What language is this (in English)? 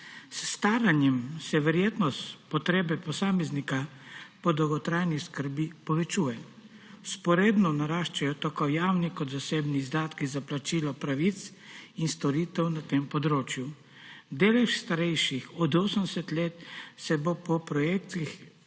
Slovenian